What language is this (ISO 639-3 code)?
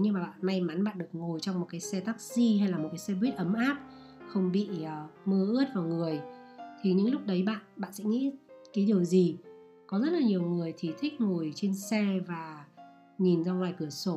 vie